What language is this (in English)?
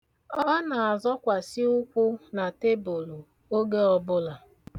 Igbo